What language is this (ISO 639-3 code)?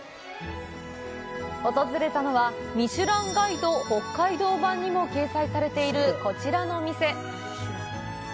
jpn